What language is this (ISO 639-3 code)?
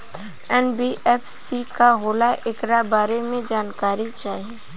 bho